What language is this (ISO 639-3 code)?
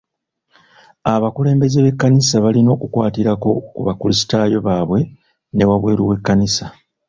lug